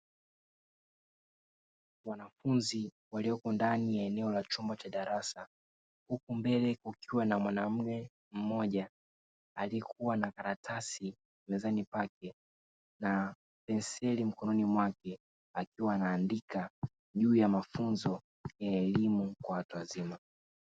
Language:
Swahili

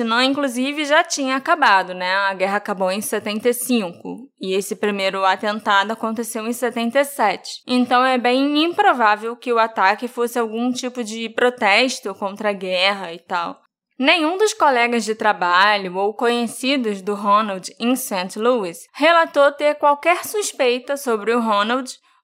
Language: Portuguese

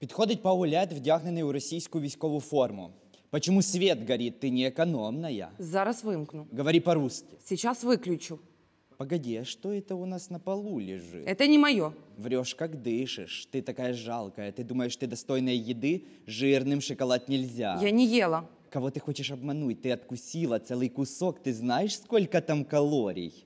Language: Ukrainian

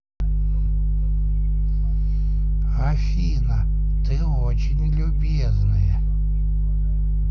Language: Russian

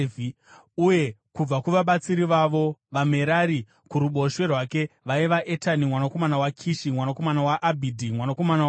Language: Shona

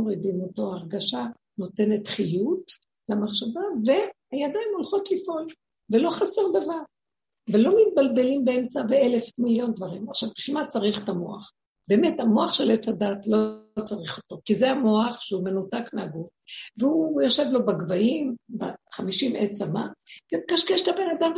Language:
Hebrew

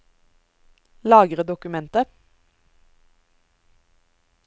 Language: Norwegian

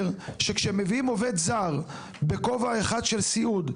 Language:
Hebrew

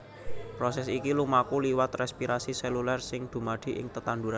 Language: Javanese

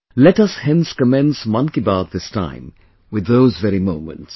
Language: English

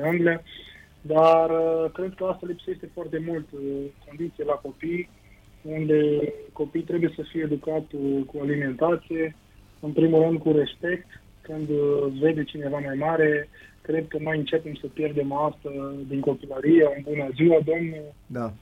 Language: Romanian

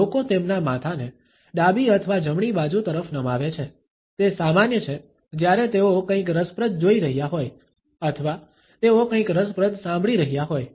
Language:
Gujarati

